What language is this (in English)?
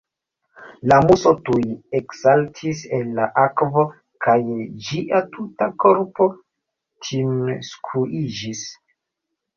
Esperanto